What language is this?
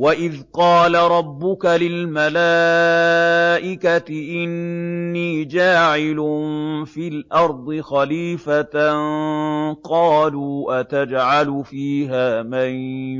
Arabic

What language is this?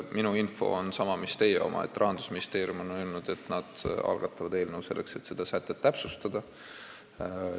Estonian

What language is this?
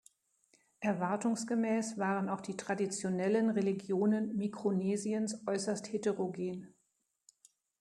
German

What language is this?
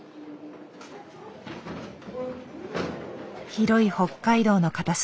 Japanese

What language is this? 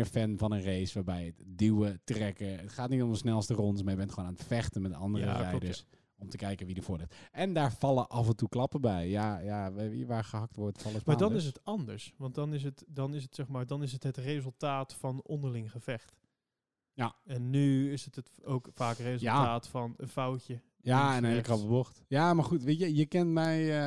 Dutch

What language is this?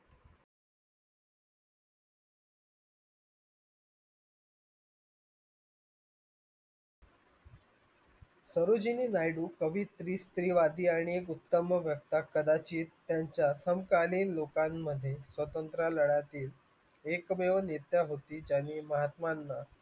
Marathi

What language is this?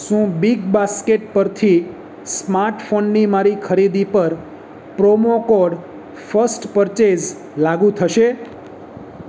Gujarati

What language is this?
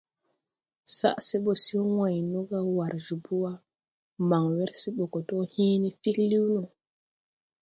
Tupuri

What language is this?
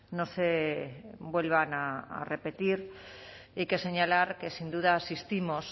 Spanish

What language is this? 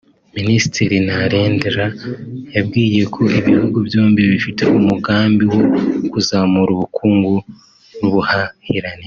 Kinyarwanda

